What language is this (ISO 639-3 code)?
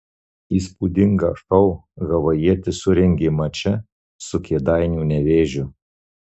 lit